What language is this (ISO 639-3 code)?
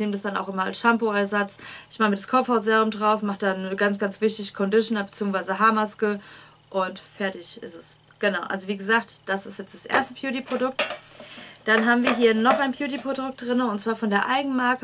deu